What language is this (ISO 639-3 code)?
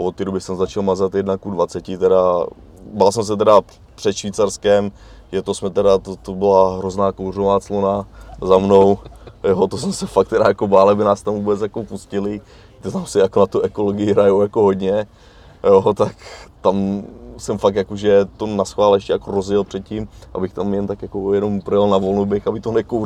ces